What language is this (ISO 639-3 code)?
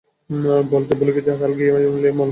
ben